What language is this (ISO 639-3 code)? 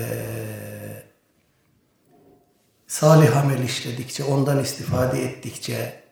tur